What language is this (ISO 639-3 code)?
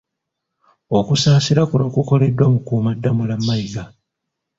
lug